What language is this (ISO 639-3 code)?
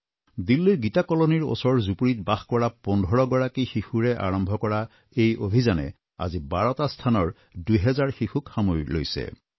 asm